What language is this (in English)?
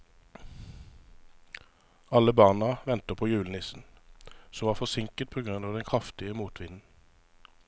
Norwegian